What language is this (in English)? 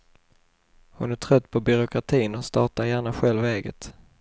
Swedish